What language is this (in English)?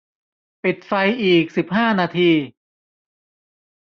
Thai